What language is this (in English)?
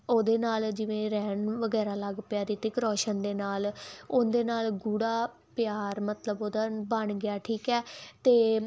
Punjabi